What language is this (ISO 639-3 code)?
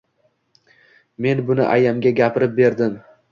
uzb